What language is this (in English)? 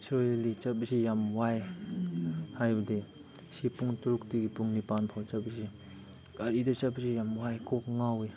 Manipuri